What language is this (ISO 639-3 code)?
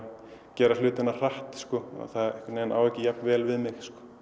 isl